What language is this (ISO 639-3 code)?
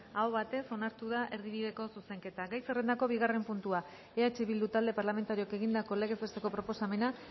eus